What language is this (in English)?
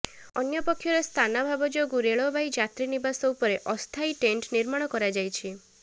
Odia